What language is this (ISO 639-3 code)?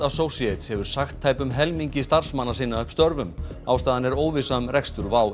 isl